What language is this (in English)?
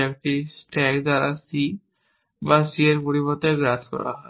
Bangla